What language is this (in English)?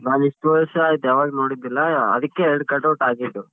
Kannada